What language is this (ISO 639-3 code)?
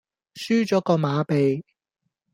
yue